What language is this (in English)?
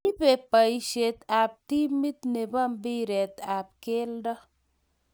Kalenjin